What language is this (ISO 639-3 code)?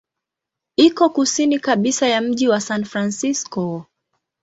swa